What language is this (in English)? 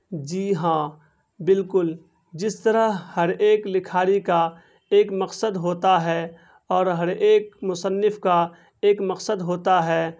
Urdu